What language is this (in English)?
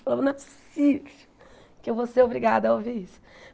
Portuguese